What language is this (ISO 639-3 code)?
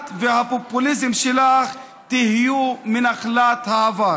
heb